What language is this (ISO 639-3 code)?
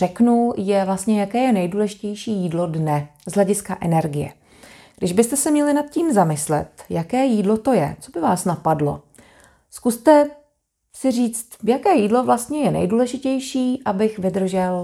ces